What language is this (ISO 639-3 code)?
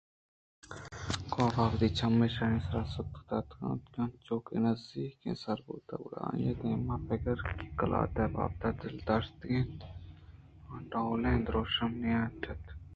bgp